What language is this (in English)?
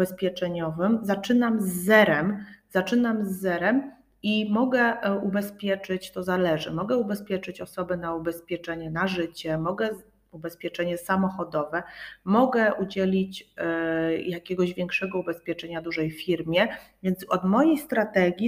Polish